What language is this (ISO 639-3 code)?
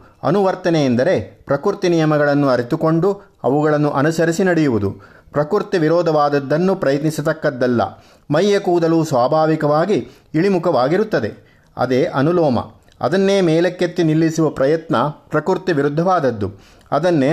kan